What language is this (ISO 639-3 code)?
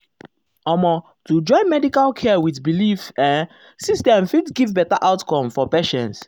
pcm